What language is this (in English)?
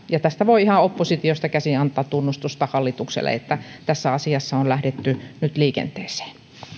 Finnish